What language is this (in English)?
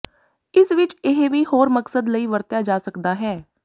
Punjabi